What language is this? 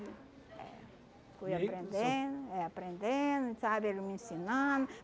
Portuguese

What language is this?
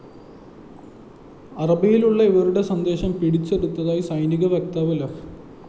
Malayalam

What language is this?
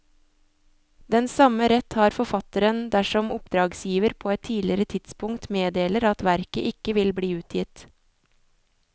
Norwegian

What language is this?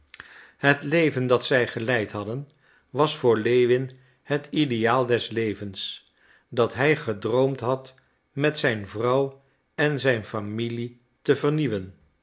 Dutch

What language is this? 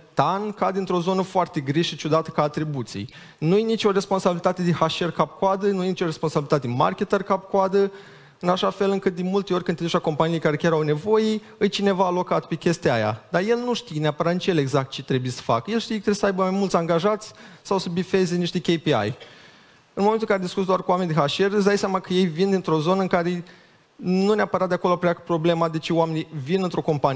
Romanian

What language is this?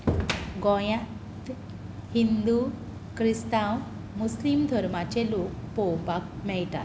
Konkani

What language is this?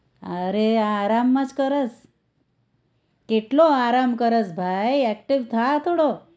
Gujarati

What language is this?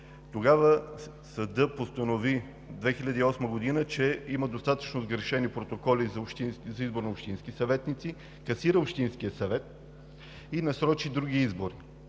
Bulgarian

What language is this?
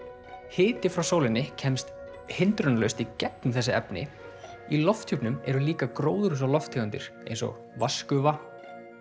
Icelandic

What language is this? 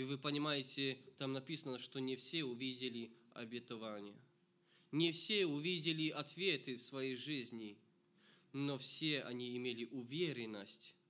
Russian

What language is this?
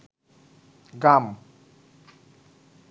Bangla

